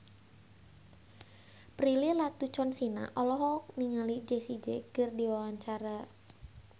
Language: Sundanese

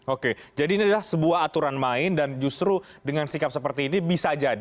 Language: Indonesian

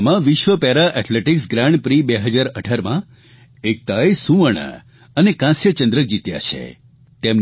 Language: Gujarati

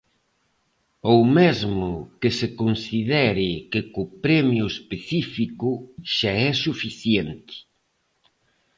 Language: Galician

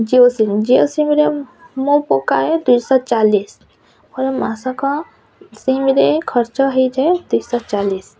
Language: Odia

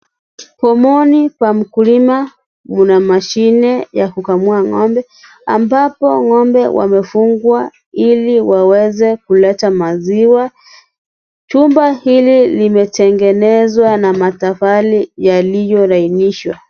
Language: Swahili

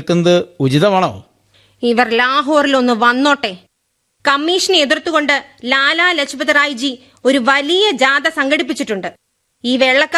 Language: Malayalam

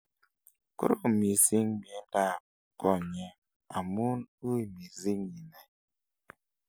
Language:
Kalenjin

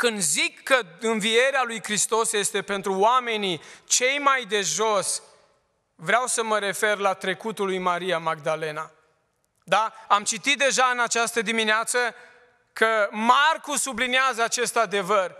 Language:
Romanian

